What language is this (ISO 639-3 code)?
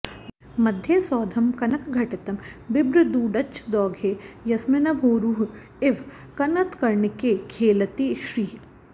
san